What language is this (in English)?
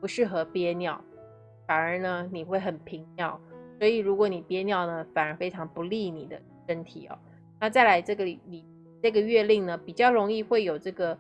Chinese